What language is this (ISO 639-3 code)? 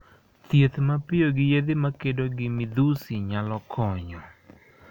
luo